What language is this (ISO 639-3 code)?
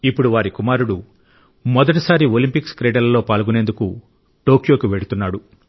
tel